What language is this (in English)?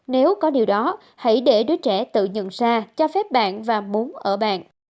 Vietnamese